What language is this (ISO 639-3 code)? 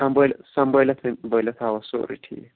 kas